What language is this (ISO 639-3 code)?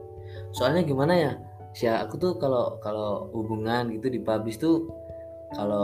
ind